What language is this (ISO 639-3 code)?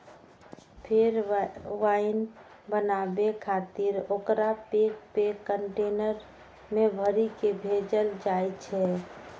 mai